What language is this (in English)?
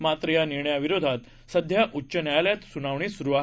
Marathi